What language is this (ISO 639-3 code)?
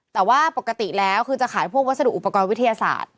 tha